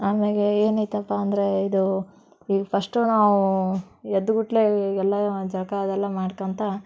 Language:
Kannada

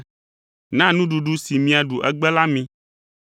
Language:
Ewe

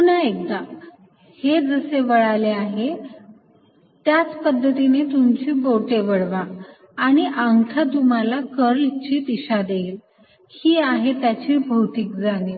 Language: Marathi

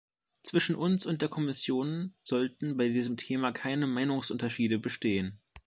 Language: German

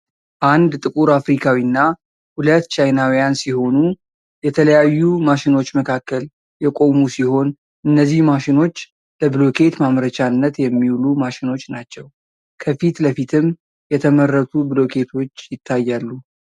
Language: Amharic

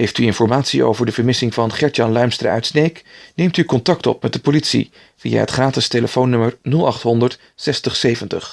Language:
Dutch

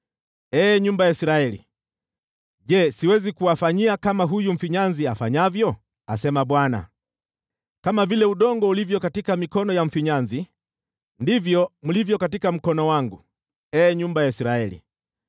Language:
Swahili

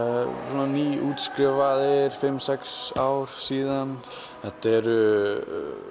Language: Icelandic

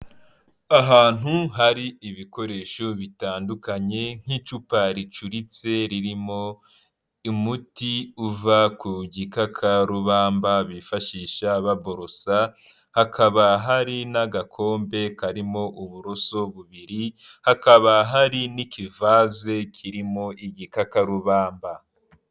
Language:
Kinyarwanda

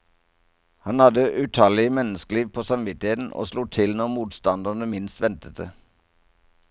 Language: Norwegian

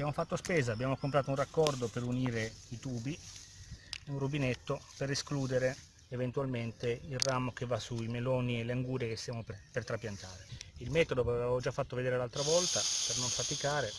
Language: Italian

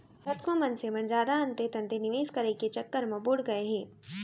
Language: Chhattisgarhi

